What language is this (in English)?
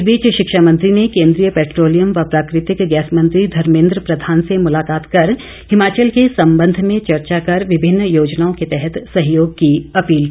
Hindi